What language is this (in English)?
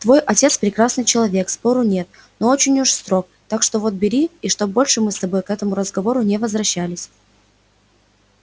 Russian